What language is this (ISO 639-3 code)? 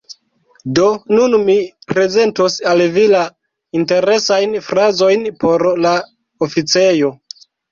epo